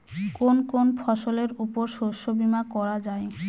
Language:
Bangla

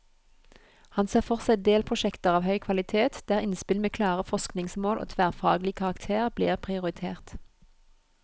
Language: Norwegian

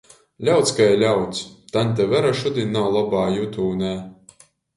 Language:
Latgalian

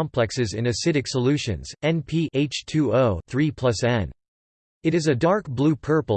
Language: English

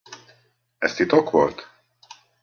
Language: Hungarian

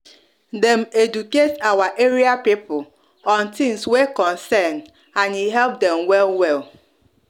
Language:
Nigerian Pidgin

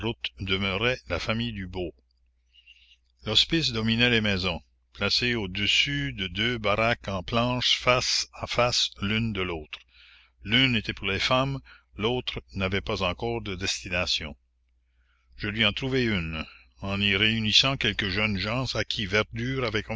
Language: French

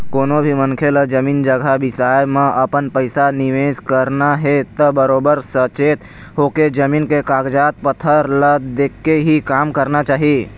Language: Chhattisgarhi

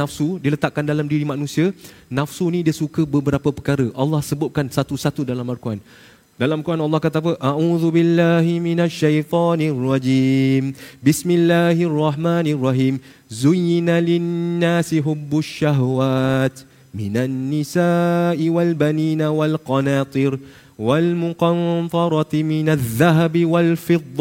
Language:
Malay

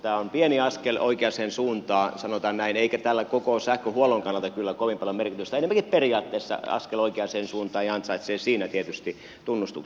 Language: Finnish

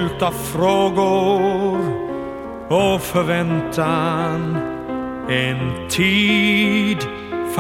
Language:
Swedish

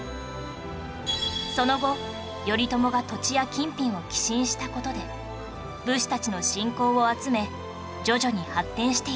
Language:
Japanese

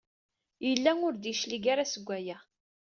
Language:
Kabyle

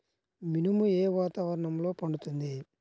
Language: Telugu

